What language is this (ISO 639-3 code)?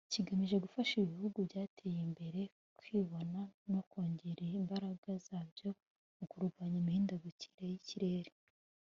kin